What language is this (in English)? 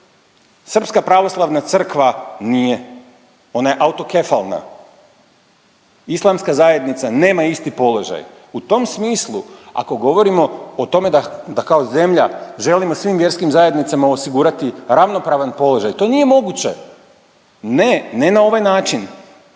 Croatian